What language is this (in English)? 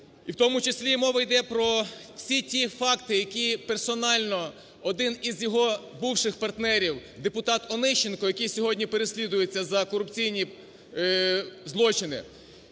Ukrainian